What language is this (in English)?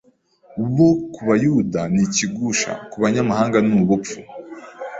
Kinyarwanda